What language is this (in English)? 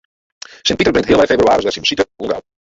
Western Frisian